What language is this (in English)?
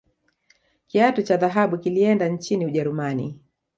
Swahili